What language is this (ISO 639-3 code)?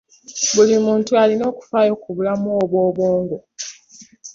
lug